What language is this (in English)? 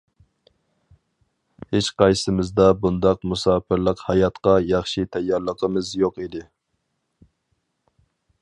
Uyghur